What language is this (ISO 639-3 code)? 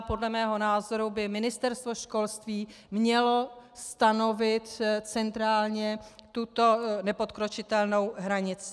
ces